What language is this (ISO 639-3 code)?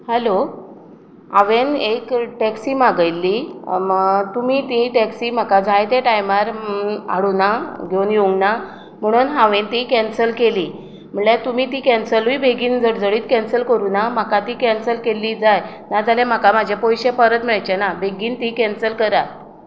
kok